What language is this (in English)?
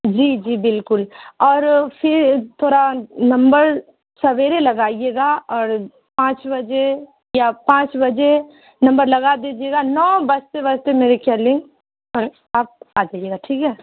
Urdu